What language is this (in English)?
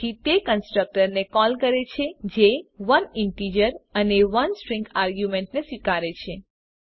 Gujarati